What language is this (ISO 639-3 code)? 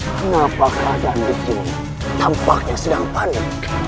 ind